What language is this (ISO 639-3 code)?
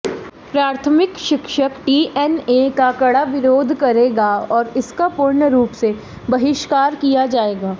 hin